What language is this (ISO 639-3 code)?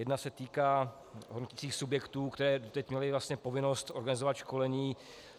ces